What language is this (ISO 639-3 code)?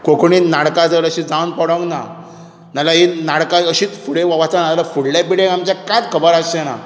kok